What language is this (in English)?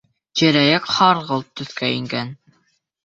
Bashkir